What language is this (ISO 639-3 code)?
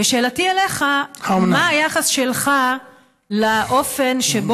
heb